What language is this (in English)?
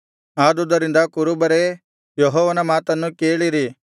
Kannada